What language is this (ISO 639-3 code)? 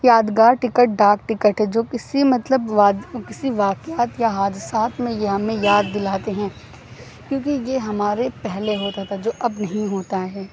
urd